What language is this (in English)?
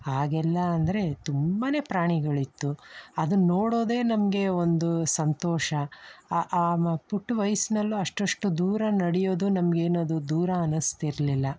Kannada